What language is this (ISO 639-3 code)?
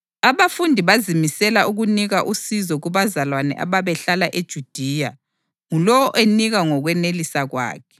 nde